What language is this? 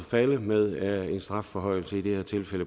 Danish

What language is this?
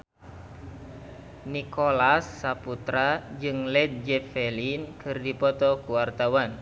Sundanese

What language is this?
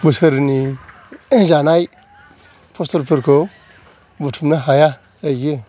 Bodo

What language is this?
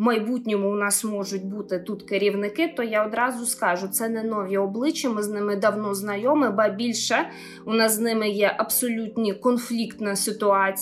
Ukrainian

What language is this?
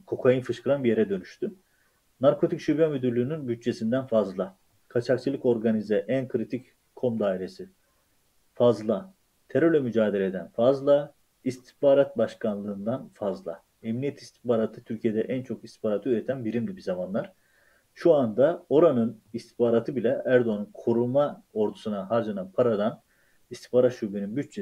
Turkish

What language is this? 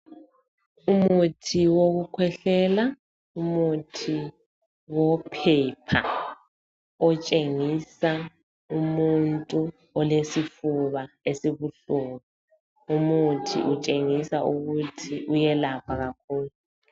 North Ndebele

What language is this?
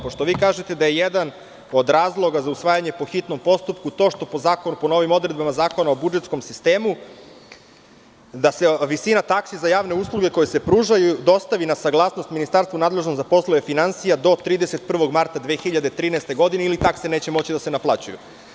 Serbian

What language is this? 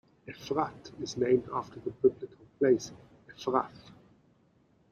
English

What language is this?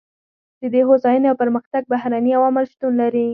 Pashto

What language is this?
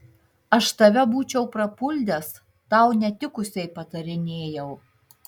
Lithuanian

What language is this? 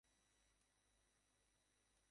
Bangla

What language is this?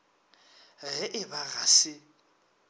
Northern Sotho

